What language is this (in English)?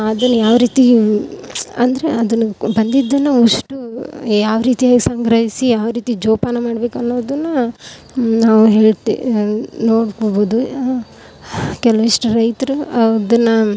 Kannada